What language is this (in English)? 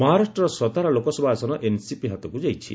Odia